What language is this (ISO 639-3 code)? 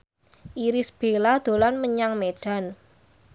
jav